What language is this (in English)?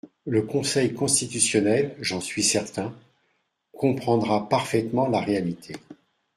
French